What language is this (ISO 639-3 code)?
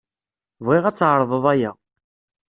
kab